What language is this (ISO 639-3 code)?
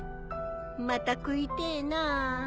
jpn